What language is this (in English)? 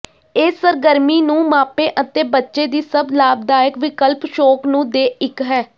Punjabi